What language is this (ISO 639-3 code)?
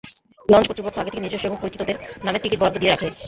ben